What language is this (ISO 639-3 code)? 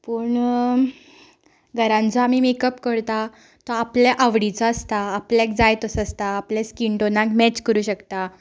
kok